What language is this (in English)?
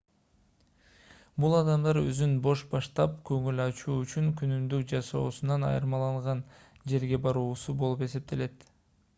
Kyrgyz